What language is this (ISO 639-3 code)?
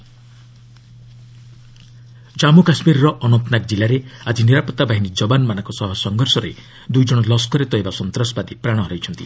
ori